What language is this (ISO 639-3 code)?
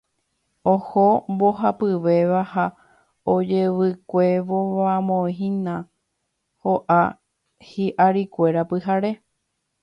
grn